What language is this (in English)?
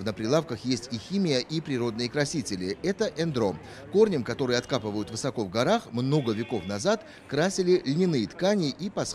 Russian